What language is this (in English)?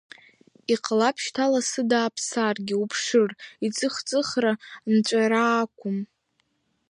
Abkhazian